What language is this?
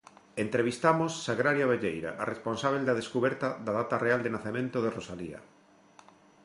Galician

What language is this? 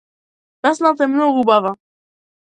Macedonian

